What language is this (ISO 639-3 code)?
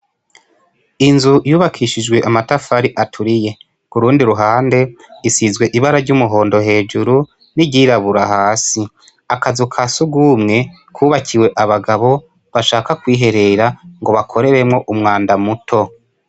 run